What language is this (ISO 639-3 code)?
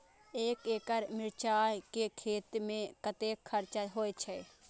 mai